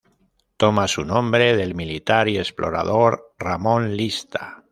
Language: Spanish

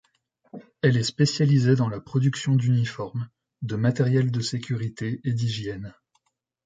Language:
French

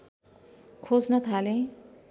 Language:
Nepali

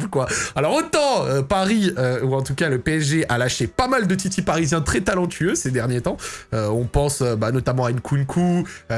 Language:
French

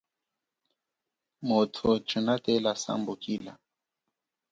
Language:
Chokwe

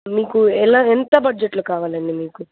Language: Telugu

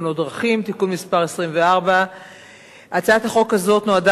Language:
Hebrew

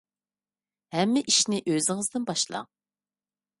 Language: Uyghur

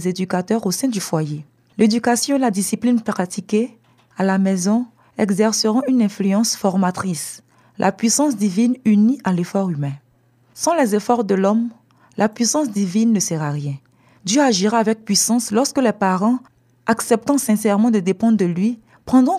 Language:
French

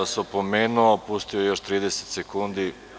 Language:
Serbian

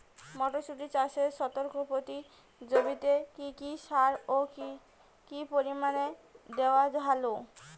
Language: Bangla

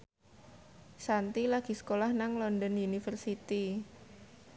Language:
Javanese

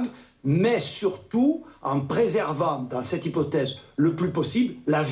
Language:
French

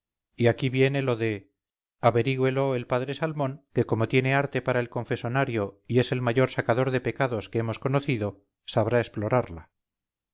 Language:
Spanish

